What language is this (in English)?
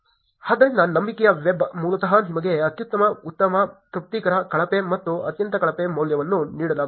Kannada